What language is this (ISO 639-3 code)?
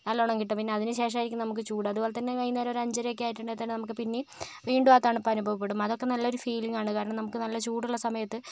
mal